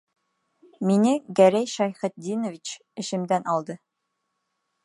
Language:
Bashkir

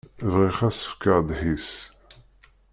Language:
Kabyle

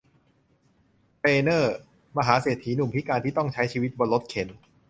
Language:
Thai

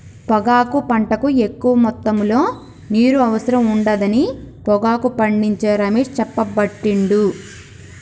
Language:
Telugu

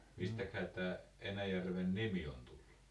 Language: Finnish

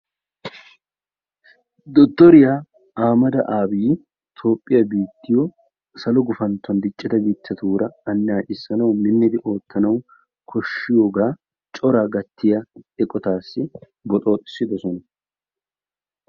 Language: Wolaytta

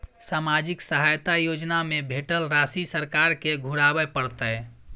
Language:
Maithili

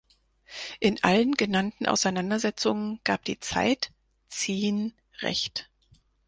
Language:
German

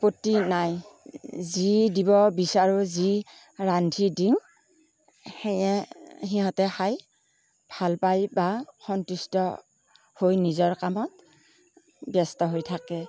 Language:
Assamese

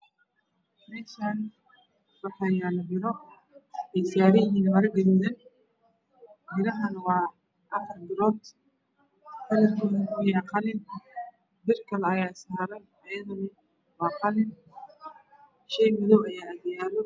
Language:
Somali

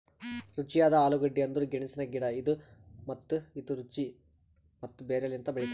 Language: Kannada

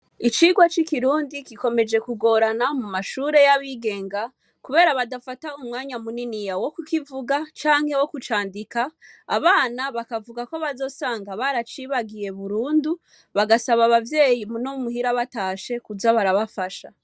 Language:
Rundi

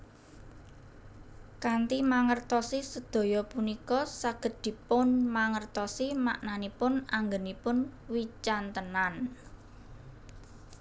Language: Javanese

